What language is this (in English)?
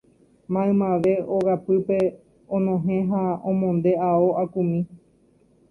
Guarani